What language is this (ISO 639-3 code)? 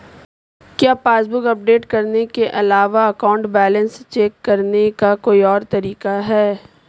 hin